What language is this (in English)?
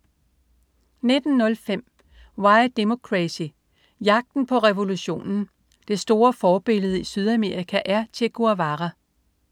Danish